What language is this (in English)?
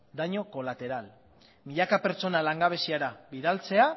Basque